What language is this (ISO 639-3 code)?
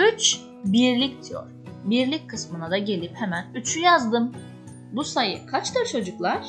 tur